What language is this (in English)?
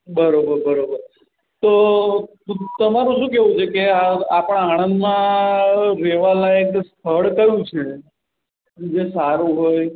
Gujarati